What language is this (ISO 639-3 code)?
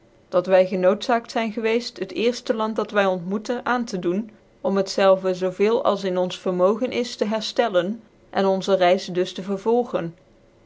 nld